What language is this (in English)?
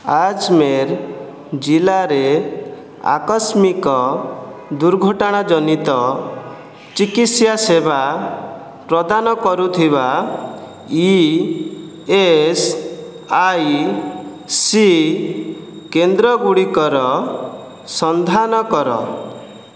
Odia